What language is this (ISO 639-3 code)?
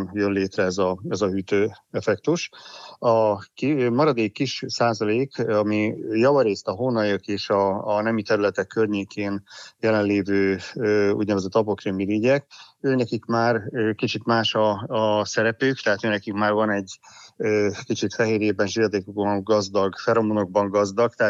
hun